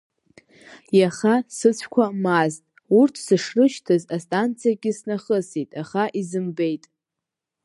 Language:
Abkhazian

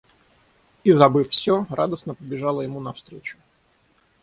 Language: Russian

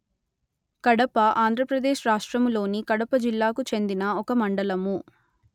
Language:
Telugu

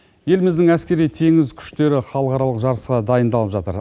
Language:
Kazakh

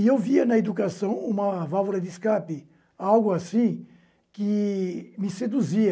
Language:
Portuguese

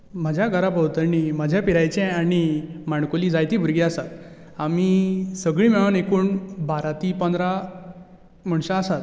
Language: Konkani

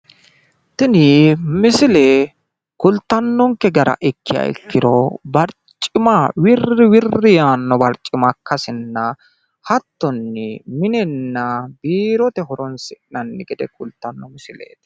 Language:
Sidamo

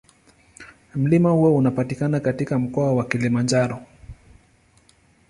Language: Swahili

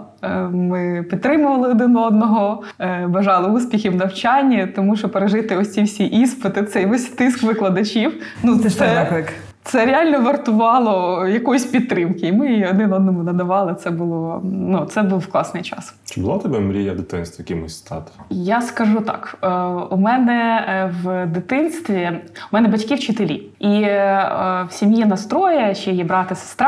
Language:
Ukrainian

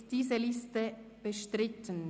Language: Swiss German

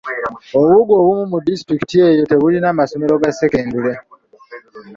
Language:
Ganda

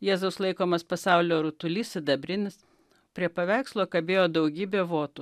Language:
Lithuanian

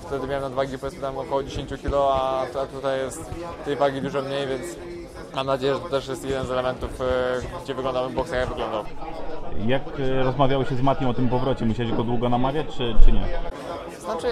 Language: Polish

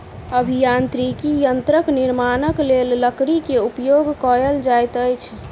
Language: Maithili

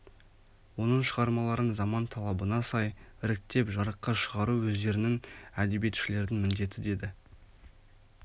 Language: Kazakh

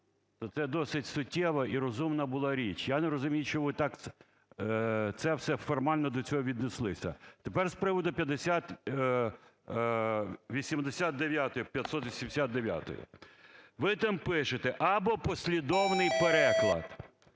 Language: Ukrainian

